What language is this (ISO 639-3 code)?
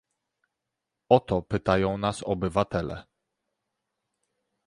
pol